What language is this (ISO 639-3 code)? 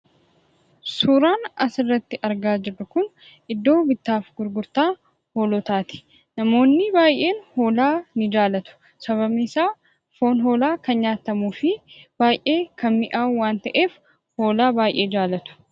orm